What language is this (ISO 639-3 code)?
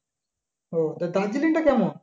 ben